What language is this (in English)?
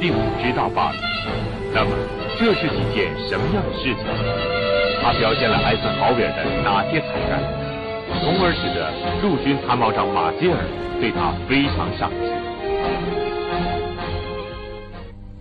Chinese